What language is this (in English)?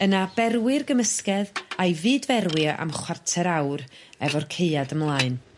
Welsh